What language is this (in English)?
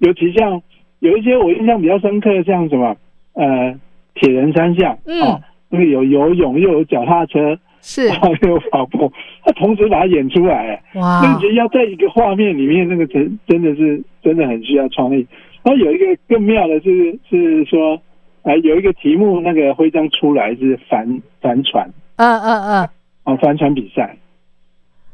Chinese